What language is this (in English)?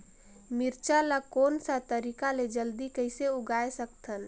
Chhattisgarhi